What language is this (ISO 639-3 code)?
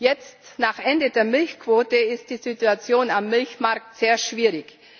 deu